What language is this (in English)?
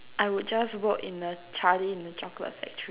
English